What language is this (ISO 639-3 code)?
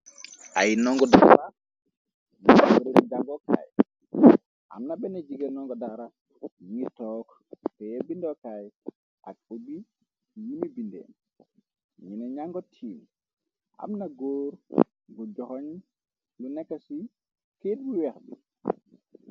wol